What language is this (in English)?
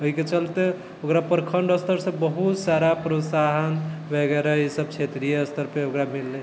Maithili